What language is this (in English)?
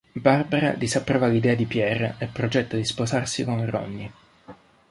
Italian